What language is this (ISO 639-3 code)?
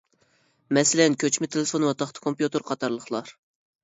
uig